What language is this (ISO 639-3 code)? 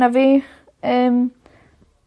cym